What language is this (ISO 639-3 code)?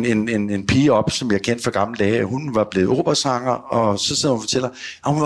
dan